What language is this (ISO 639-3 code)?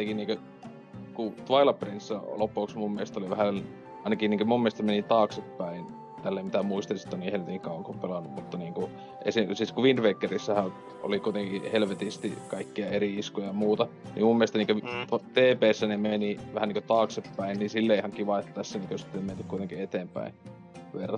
fin